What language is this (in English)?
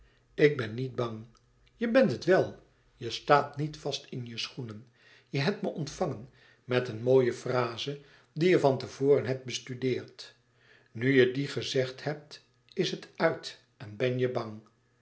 Dutch